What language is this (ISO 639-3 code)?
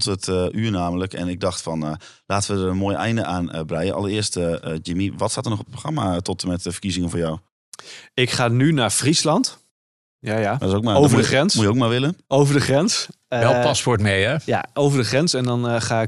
nld